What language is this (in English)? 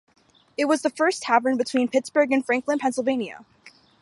English